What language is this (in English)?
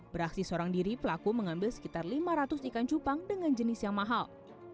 Indonesian